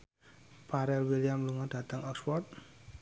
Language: Javanese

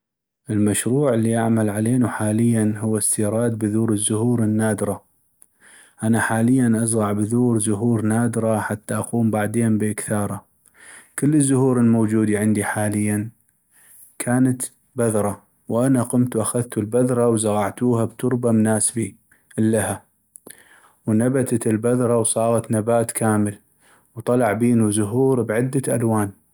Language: North Mesopotamian Arabic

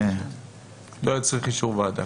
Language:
Hebrew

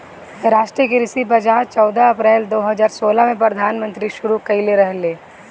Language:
Bhojpuri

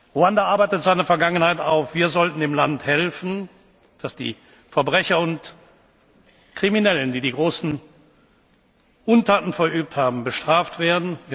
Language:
German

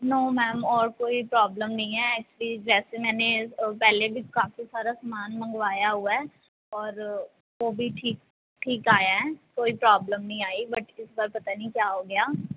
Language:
Punjabi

